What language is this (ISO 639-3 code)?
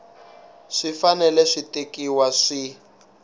tso